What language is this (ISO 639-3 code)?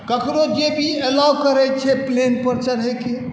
mai